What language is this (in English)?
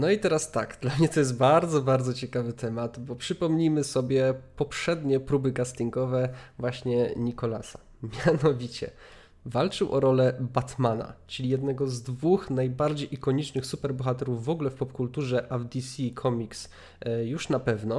Polish